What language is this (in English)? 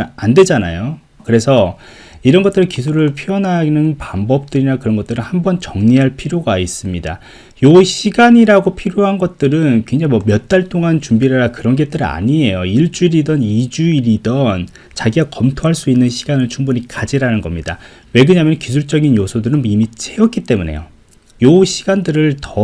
Korean